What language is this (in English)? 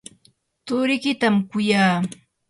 Yanahuanca Pasco Quechua